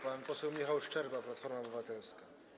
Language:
Polish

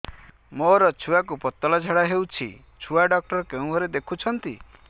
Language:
Odia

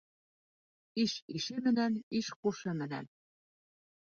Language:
Bashkir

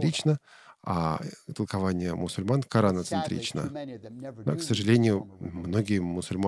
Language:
Russian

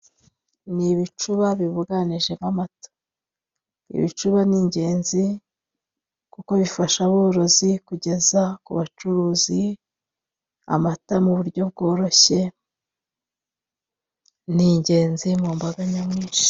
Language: Kinyarwanda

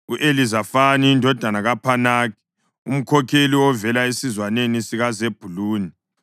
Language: North Ndebele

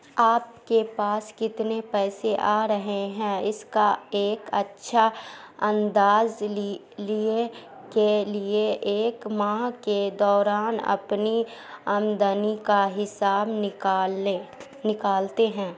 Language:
Urdu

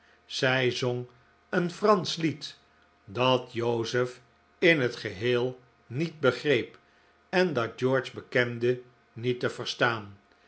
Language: Dutch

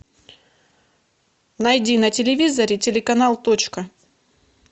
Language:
Russian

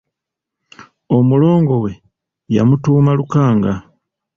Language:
Ganda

